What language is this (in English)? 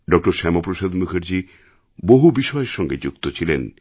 Bangla